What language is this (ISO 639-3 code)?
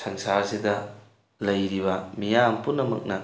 mni